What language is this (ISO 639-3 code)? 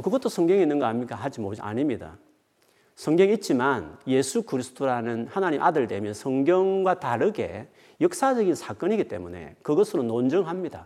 kor